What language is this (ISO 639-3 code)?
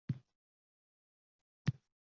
uzb